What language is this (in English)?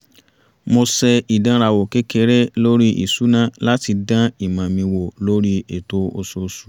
Yoruba